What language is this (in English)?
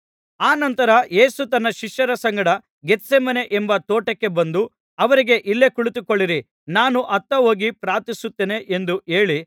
Kannada